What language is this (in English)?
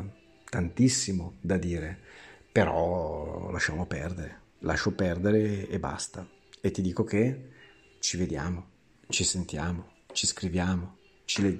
Italian